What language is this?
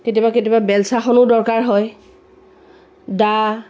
Assamese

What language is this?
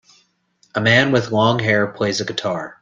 English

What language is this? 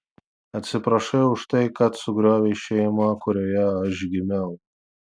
Lithuanian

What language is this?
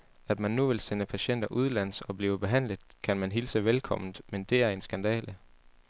Danish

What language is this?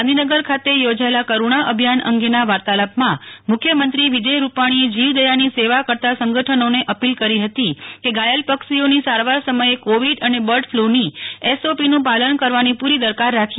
Gujarati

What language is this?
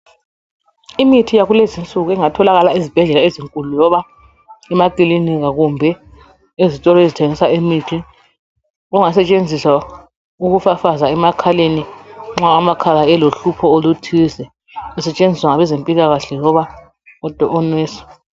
North Ndebele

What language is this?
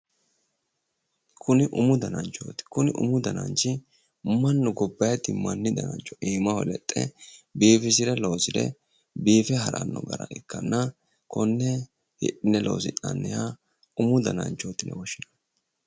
Sidamo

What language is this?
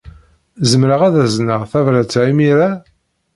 Kabyle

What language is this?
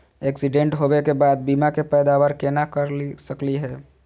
Magahi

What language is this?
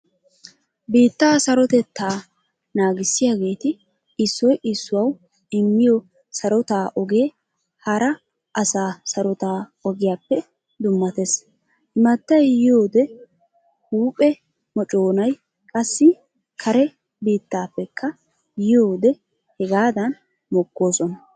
Wolaytta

